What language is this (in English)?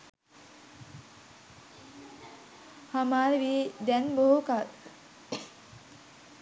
Sinhala